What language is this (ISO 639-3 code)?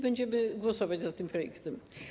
pol